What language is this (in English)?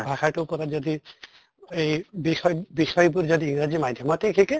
Assamese